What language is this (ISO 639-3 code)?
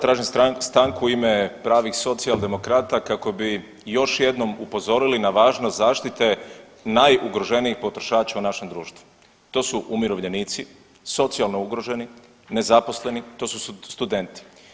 hrv